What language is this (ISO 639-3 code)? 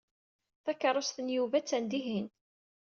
kab